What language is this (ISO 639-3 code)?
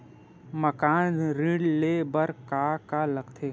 hne